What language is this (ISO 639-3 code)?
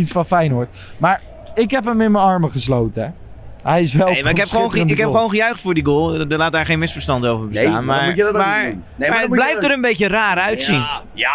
nld